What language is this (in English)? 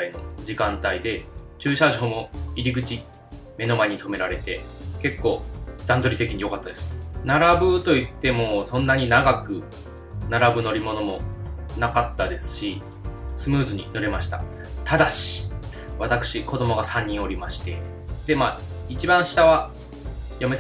Japanese